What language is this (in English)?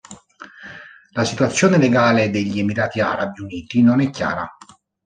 Italian